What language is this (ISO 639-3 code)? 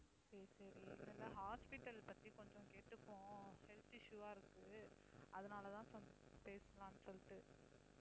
tam